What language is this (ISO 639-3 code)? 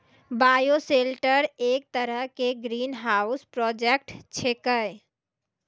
mai